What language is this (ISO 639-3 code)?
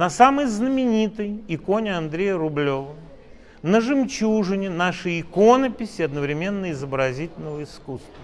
rus